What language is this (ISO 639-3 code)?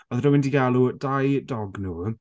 cym